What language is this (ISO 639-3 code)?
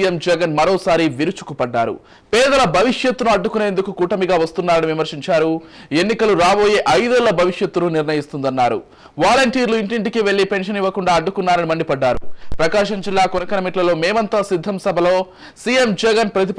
tel